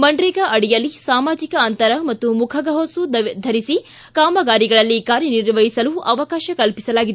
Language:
Kannada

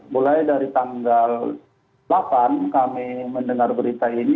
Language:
Indonesian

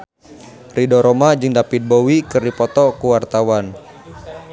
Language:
Sundanese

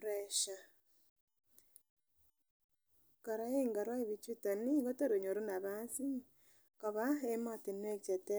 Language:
Kalenjin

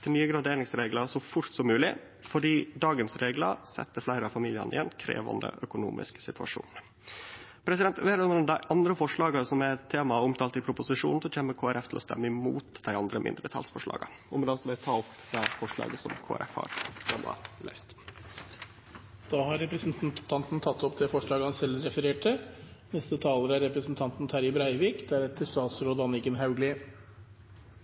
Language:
Norwegian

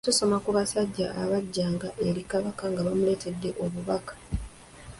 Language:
Ganda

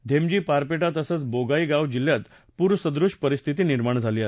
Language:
Marathi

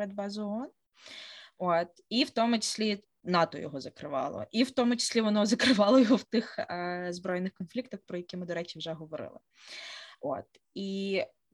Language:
Ukrainian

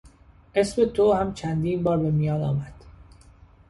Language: Persian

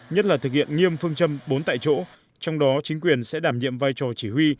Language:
Vietnamese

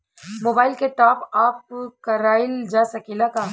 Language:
Bhojpuri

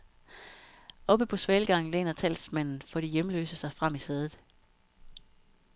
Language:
Danish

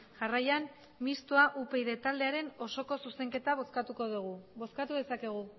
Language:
Basque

